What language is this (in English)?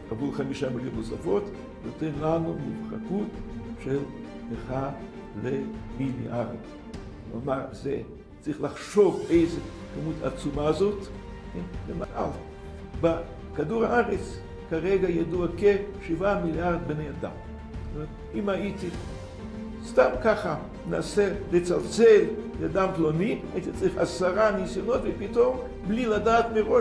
Hebrew